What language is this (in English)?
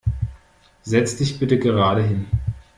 German